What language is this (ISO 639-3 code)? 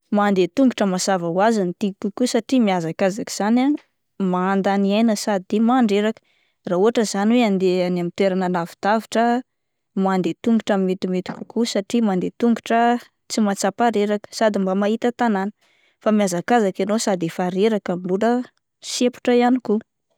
mlg